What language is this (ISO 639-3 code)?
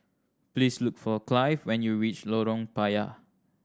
eng